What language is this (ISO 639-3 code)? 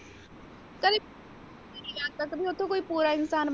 pan